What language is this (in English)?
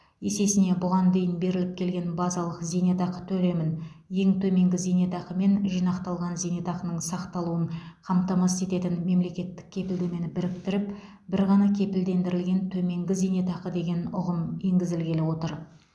Kazakh